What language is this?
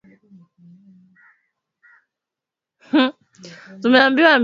Swahili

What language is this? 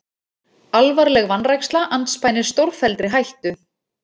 Icelandic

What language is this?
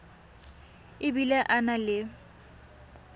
Tswana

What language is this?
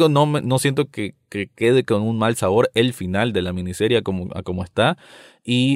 Spanish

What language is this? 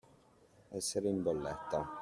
Italian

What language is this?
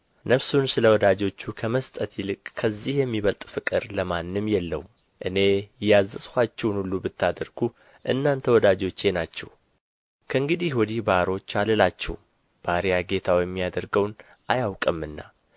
Amharic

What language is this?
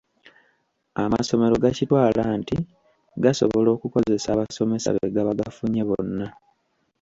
Ganda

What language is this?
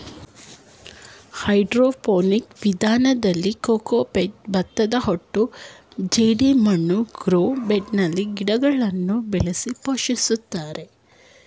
Kannada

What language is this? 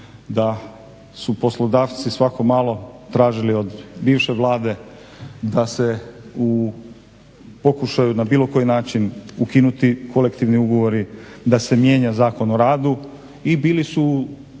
Croatian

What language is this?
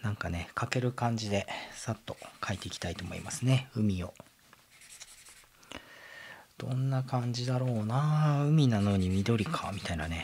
Japanese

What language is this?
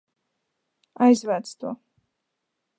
Latvian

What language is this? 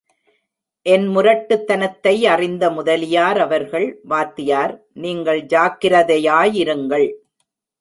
Tamil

